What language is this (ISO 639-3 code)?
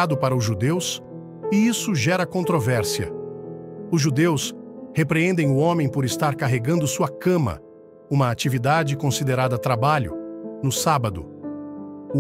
por